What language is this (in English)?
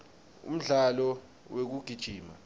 Swati